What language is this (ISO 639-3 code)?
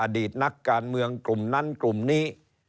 tha